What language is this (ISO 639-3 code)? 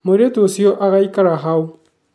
kik